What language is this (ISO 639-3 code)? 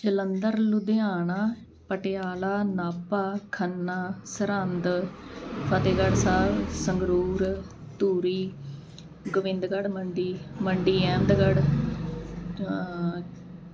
pan